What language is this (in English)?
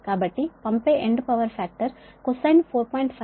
Telugu